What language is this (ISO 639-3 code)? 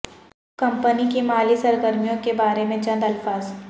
urd